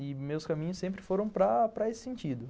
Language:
Portuguese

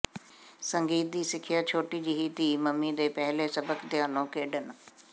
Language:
Punjabi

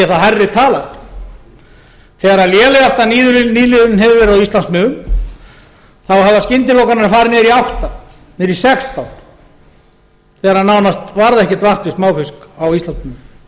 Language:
Icelandic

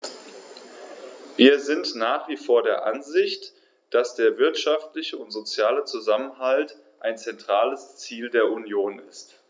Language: German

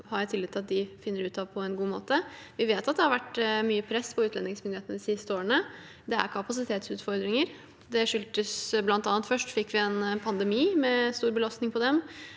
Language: Norwegian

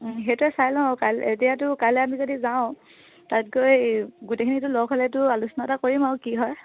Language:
Assamese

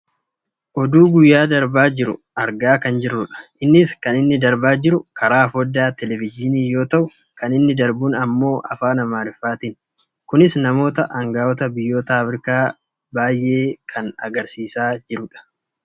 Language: Oromo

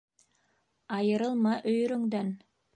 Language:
Bashkir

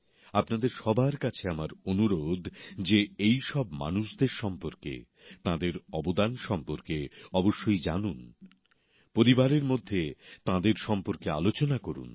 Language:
Bangla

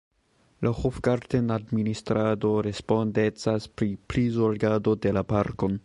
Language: Esperanto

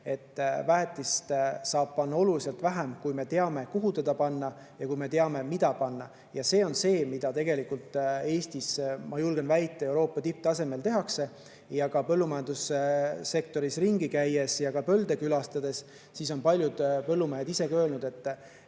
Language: Estonian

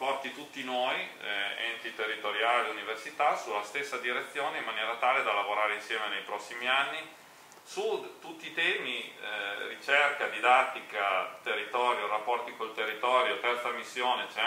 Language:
Italian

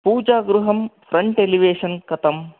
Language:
Sanskrit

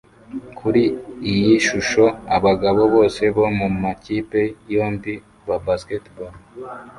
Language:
Kinyarwanda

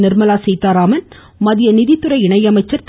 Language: Tamil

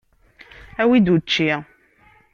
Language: Kabyle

